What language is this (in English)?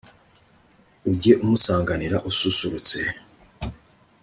Kinyarwanda